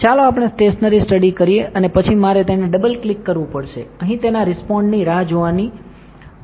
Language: Gujarati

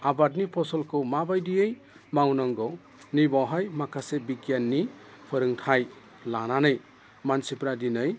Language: Bodo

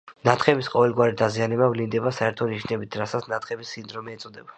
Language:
Georgian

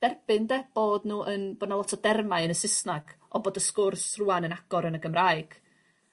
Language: Welsh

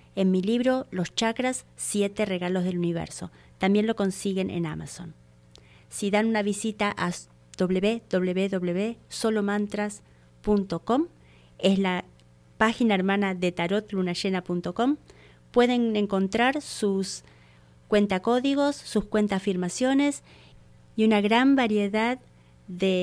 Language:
Spanish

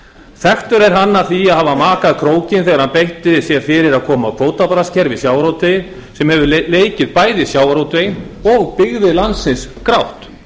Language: Icelandic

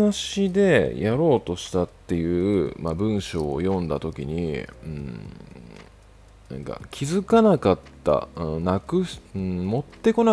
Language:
Japanese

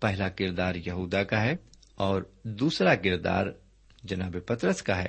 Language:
Urdu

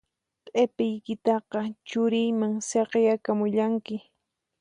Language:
Puno Quechua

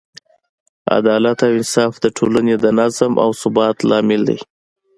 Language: Pashto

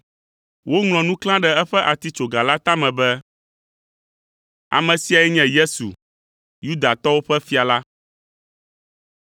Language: Ewe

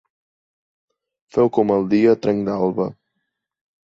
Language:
Catalan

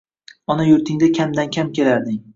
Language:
Uzbek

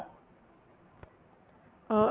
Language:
Punjabi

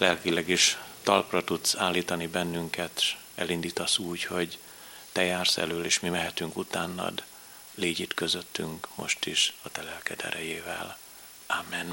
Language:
Hungarian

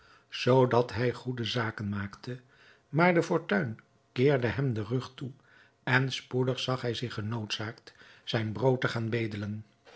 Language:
Dutch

